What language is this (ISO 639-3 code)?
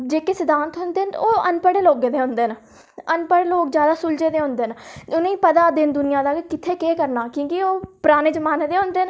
doi